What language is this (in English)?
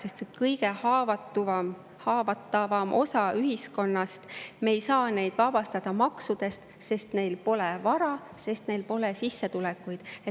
Estonian